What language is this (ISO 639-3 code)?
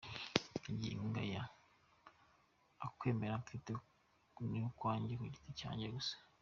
kin